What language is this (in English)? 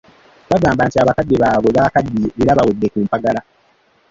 Ganda